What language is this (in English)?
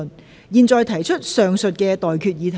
Cantonese